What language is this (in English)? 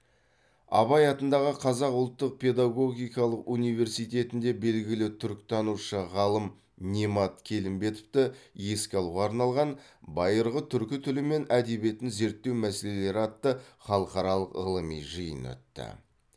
Kazakh